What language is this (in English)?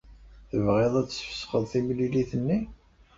Kabyle